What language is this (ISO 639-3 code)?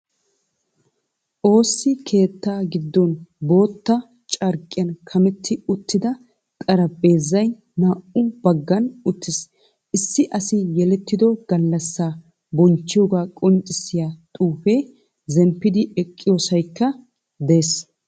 wal